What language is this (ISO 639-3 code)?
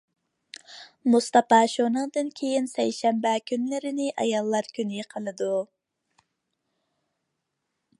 uig